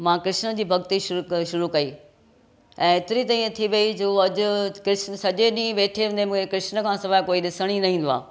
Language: Sindhi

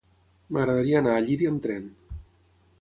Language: Catalan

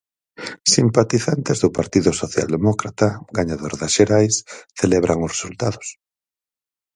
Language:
Galician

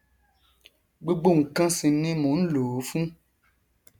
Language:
Yoruba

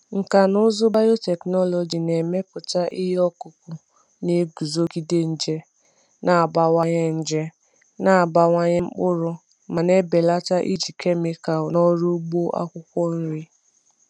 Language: Igbo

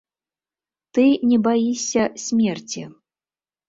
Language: Belarusian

